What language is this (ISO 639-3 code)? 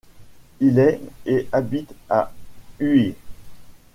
fra